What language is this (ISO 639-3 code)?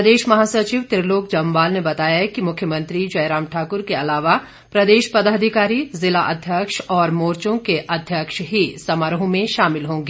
hin